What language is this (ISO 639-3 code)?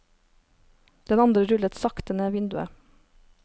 nor